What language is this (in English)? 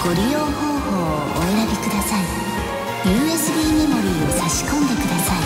Japanese